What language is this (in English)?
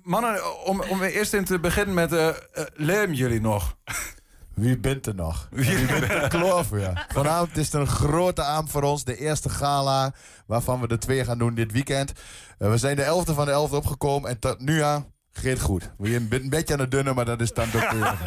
Dutch